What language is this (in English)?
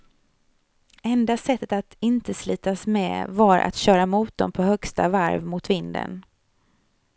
Swedish